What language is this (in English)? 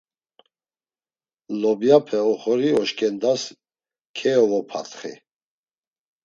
Laz